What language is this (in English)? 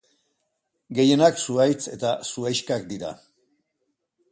Basque